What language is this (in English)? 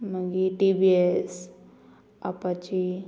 Konkani